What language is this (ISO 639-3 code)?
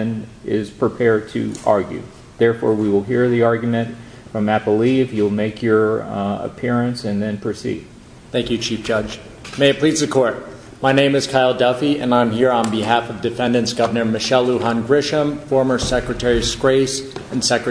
eng